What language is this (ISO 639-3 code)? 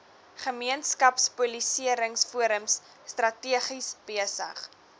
afr